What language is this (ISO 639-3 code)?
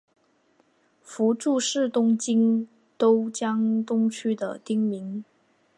zho